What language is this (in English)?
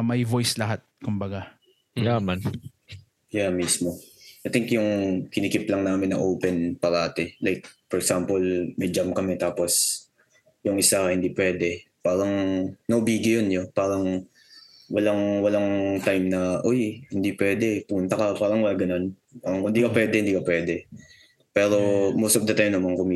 Filipino